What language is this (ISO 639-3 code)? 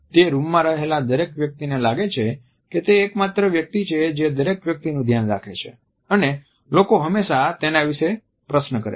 guj